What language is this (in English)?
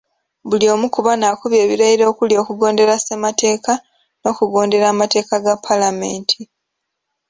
Ganda